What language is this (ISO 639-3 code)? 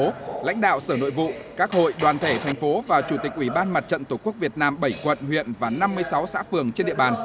vie